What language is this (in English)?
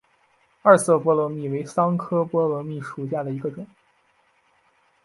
Chinese